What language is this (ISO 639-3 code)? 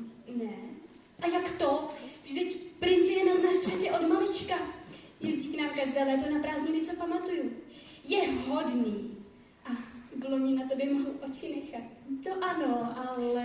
ces